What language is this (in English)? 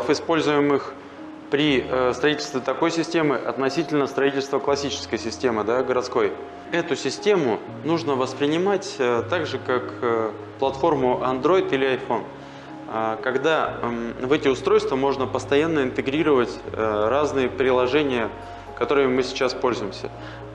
Russian